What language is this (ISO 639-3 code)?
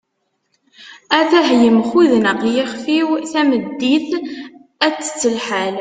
kab